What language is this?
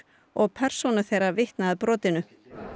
Icelandic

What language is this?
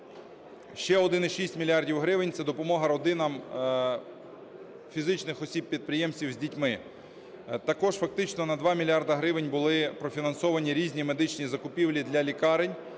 Ukrainian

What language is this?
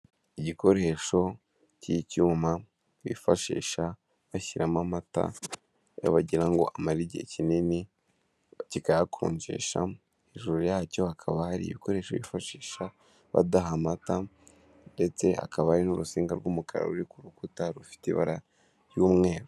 Kinyarwanda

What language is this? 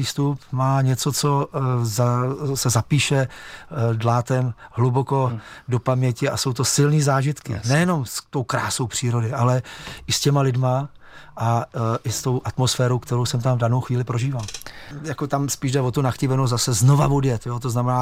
Czech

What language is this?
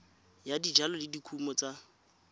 Tswana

